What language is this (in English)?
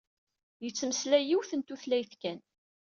Kabyle